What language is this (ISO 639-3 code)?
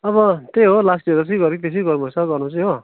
nep